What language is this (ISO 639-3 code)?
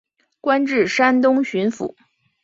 zho